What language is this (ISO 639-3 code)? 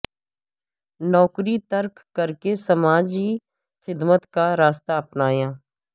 urd